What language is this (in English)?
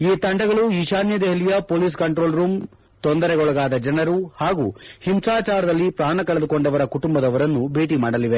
Kannada